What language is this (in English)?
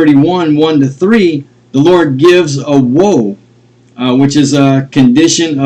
English